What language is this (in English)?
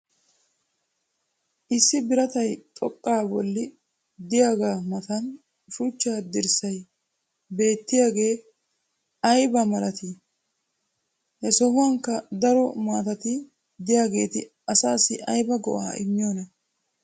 Wolaytta